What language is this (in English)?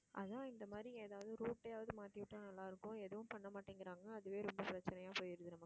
Tamil